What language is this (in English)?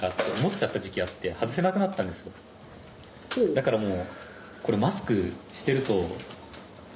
Japanese